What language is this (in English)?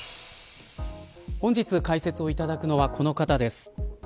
Japanese